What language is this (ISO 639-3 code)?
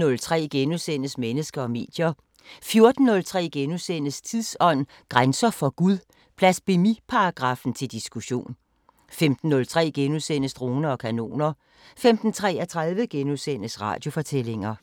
dan